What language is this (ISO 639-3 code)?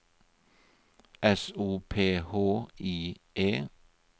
nor